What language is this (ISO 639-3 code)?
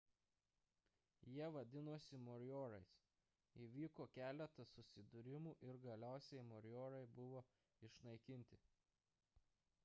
lit